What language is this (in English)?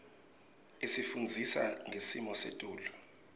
Swati